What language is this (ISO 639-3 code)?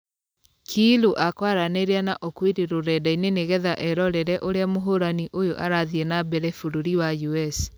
kik